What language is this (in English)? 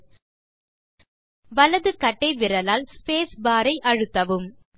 Tamil